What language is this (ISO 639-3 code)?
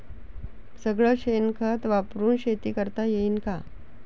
mar